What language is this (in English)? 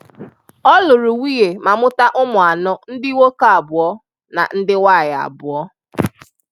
Igbo